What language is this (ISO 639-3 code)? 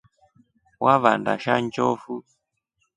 rof